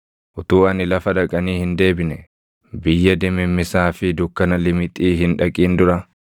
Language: Oromo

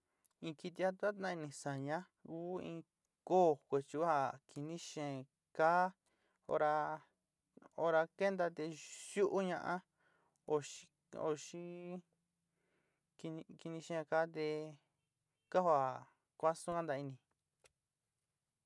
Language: Sinicahua Mixtec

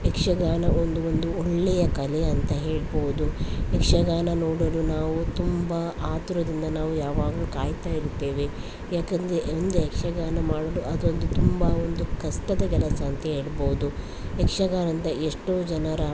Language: Kannada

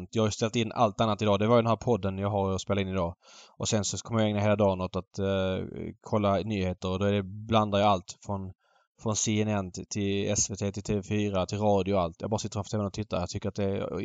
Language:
Swedish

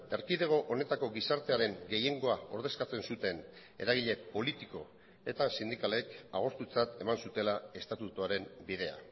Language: Basque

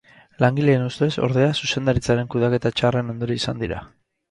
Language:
Basque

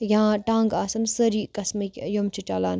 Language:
Kashmiri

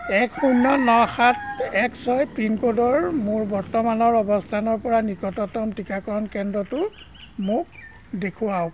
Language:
Assamese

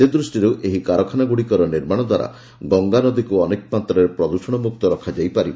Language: Odia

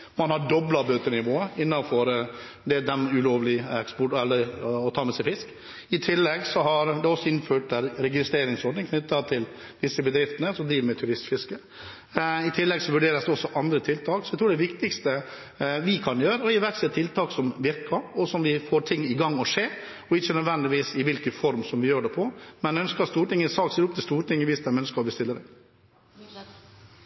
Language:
Norwegian Bokmål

